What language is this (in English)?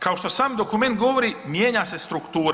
Croatian